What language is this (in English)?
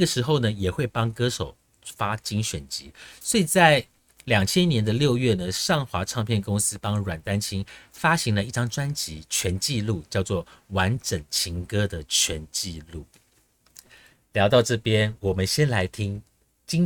Chinese